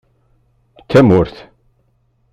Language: Kabyle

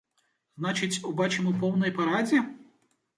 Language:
Belarusian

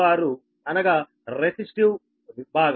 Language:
Telugu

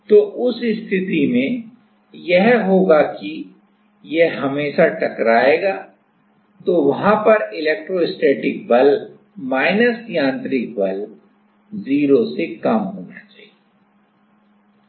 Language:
Hindi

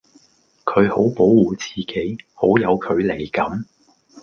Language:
Cantonese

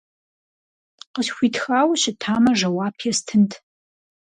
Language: Kabardian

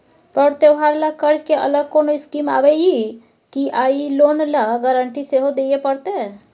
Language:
Maithili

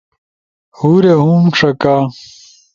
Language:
Ushojo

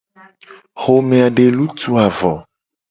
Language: Gen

